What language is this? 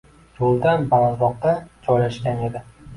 Uzbek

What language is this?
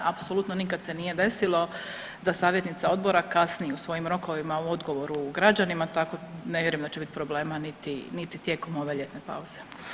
Croatian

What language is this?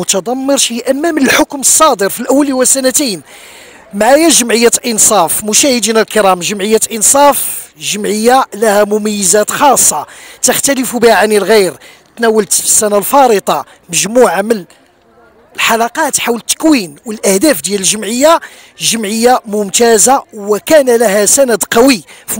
Arabic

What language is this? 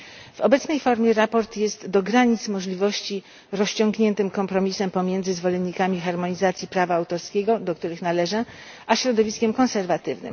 Polish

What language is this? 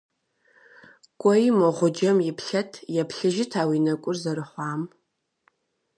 Kabardian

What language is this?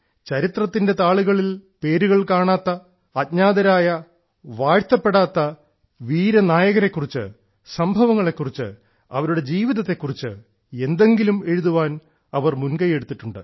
Malayalam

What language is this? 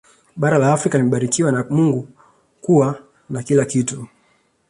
Swahili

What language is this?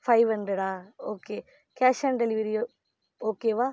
Tamil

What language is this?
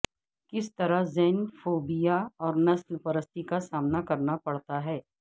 Urdu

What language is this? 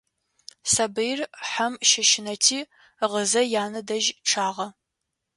Adyghe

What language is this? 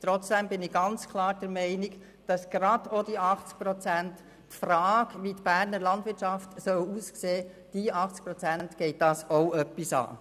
Swiss German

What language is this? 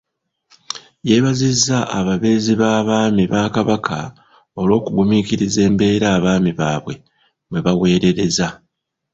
Ganda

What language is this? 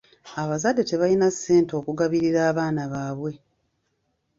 Ganda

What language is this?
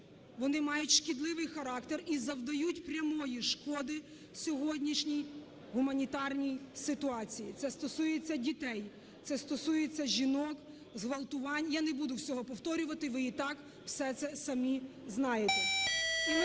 Ukrainian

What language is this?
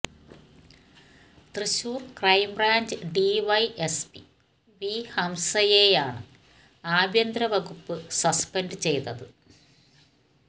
Malayalam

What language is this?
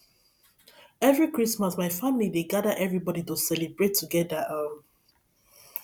Nigerian Pidgin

